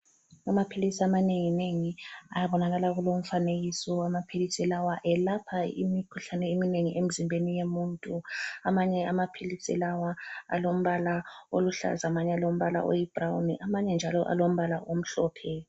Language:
North Ndebele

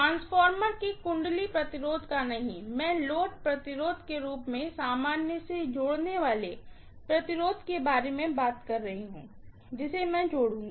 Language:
Hindi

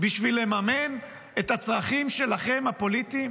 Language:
Hebrew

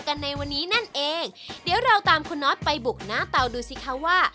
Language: Thai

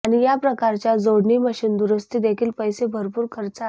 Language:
Marathi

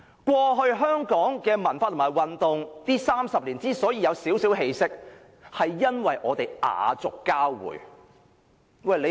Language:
Cantonese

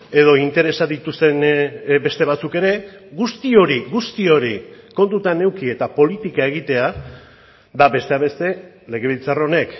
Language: Basque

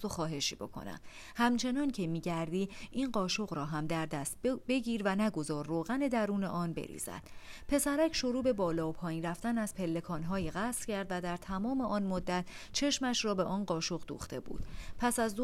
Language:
Persian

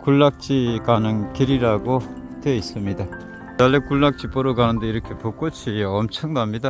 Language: Korean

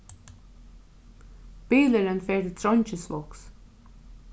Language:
Faroese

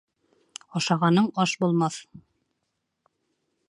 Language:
Bashkir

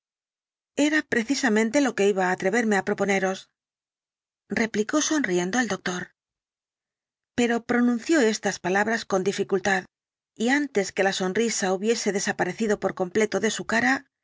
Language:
Spanish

